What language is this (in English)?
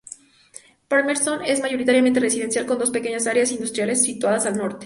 Spanish